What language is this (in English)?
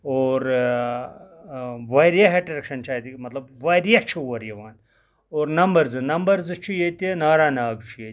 Kashmiri